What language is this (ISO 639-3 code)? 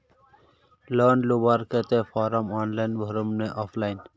mag